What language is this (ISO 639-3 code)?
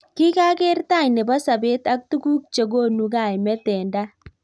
kln